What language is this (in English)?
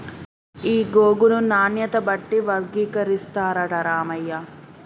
Telugu